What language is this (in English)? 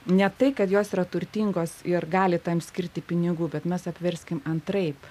Lithuanian